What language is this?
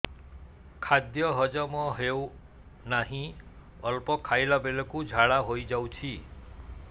Odia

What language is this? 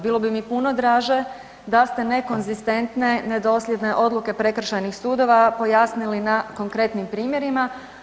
Croatian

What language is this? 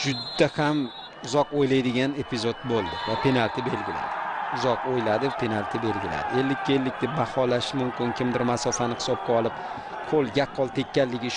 Turkish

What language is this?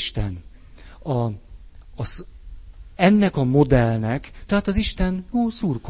Hungarian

